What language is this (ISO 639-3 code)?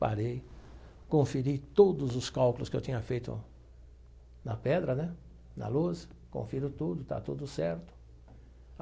por